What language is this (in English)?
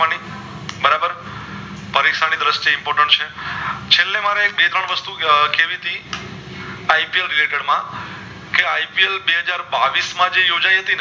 Gujarati